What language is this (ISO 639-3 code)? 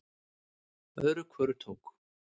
isl